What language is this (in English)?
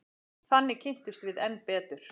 Icelandic